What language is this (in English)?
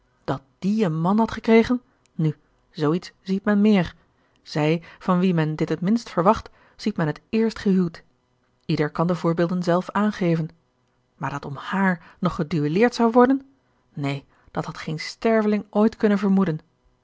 Dutch